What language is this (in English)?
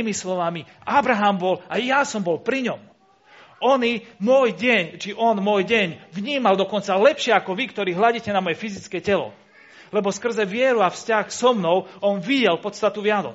Slovak